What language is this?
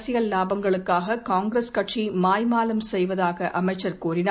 Tamil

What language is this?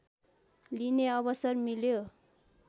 Nepali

